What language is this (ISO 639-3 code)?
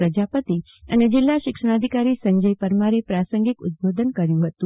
guj